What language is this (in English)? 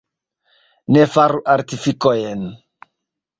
Esperanto